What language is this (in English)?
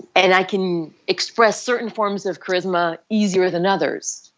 English